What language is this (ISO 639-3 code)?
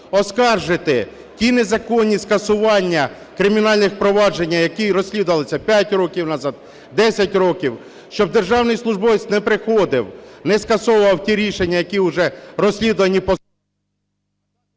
ukr